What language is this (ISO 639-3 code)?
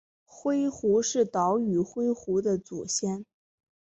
zho